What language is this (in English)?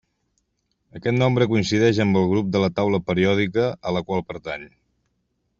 Catalan